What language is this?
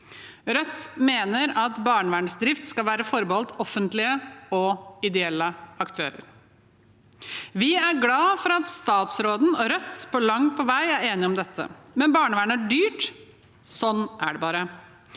Norwegian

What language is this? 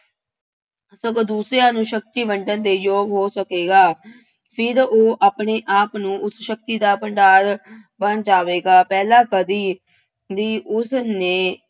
Punjabi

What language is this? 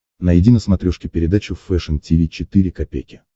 Russian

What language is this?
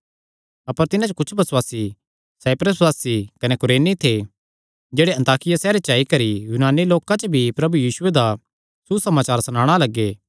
Kangri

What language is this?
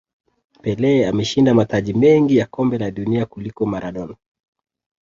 Swahili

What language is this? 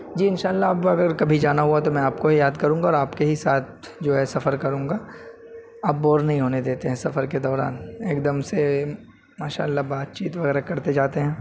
Urdu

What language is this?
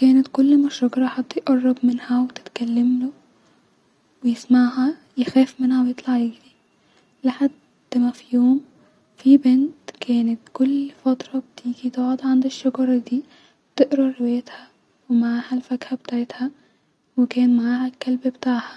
Egyptian Arabic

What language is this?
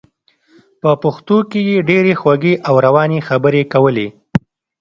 Pashto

